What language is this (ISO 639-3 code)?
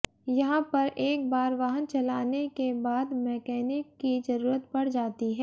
hin